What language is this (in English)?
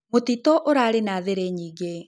Kikuyu